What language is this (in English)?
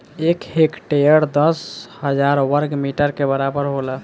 Bhojpuri